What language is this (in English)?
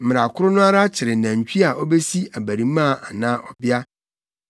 Akan